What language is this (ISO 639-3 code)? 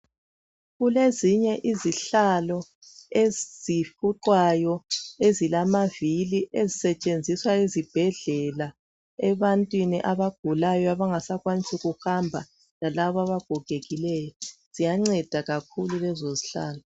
nde